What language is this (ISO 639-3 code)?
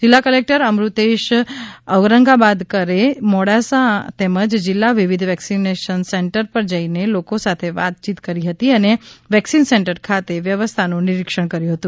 guj